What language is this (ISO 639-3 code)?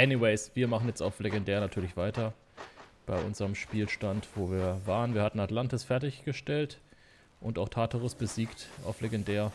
deu